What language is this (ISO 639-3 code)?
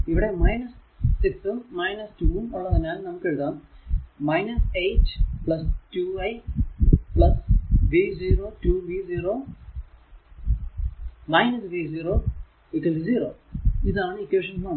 mal